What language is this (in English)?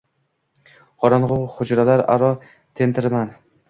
Uzbek